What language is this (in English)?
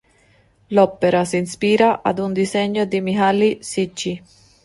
Italian